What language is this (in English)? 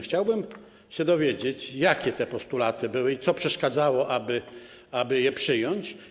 Polish